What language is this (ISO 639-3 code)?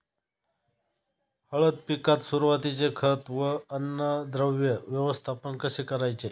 mar